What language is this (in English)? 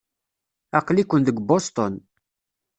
Kabyle